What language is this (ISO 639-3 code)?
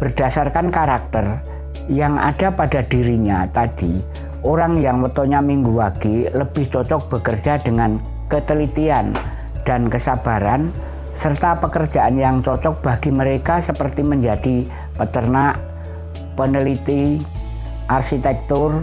ind